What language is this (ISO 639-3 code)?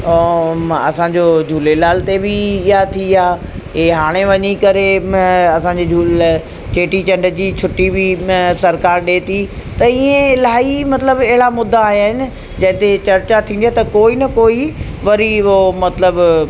snd